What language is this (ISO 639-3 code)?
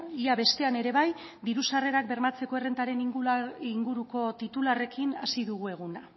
eus